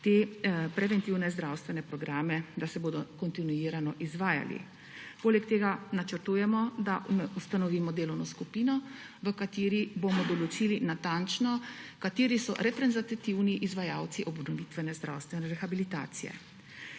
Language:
Slovenian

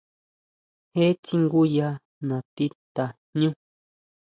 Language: Huautla Mazatec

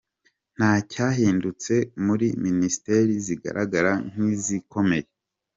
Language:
Kinyarwanda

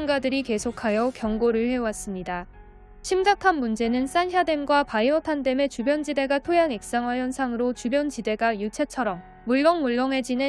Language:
Korean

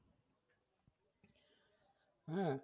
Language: Bangla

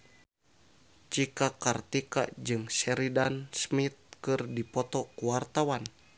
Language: Sundanese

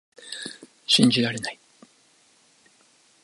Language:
Japanese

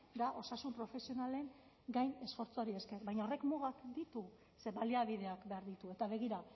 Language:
Basque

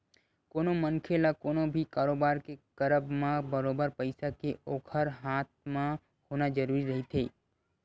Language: Chhattisgarhi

